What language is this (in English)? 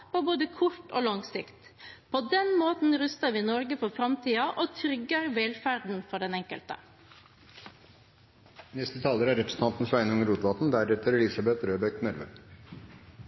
Norwegian